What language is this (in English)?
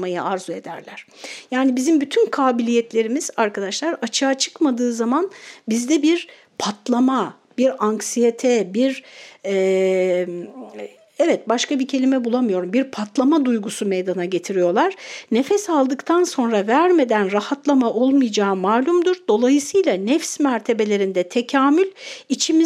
Turkish